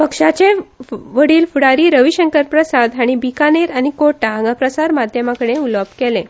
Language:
Konkani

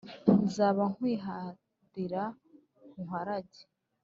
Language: Kinyarwanda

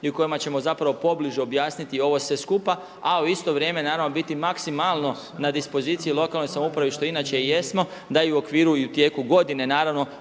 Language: Croatian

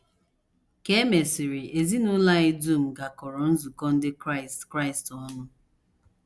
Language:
Igbo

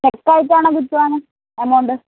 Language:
Malayalam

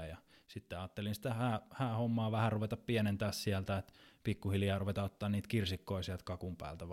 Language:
Finnish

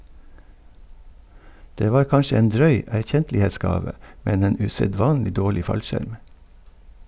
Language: Norwegian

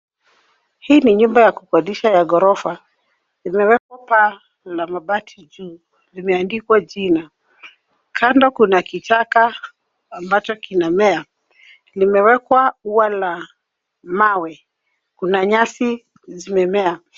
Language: Swahili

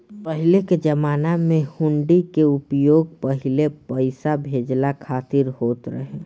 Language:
Bhojpuri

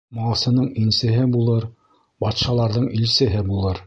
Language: Bashkir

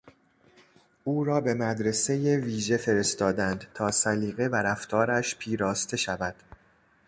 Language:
Persian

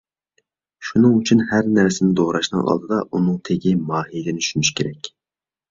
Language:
Uyghur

